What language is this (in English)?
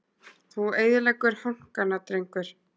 Icelandic